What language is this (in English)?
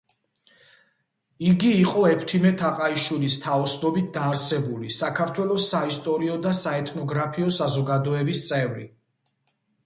Georgian